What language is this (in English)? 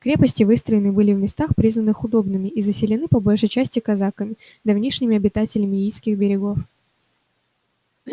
Russian